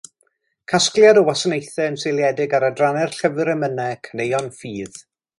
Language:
Welsh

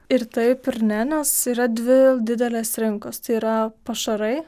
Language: Lithuanian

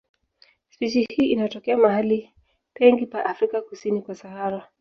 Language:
Swahili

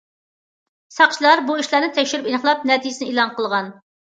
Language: Uyghur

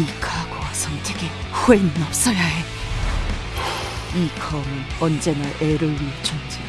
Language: Korean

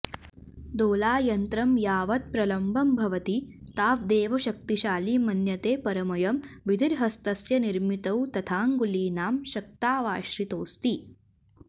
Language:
Sanskrit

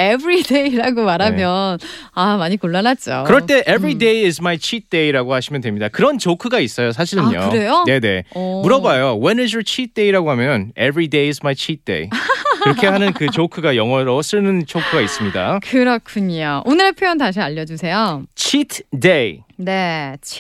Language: Korean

